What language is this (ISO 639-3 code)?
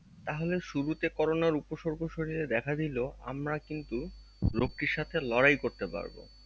ben